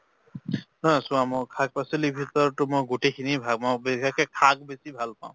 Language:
Assamese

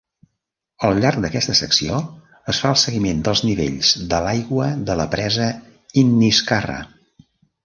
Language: Catalan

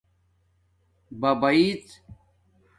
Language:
Domaaki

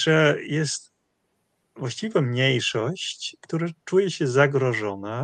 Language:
Polish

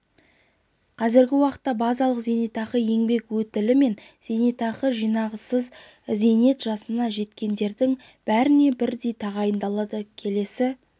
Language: Kazakh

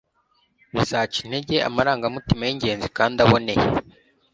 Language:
Kinyarwanda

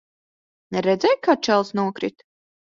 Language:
Latvian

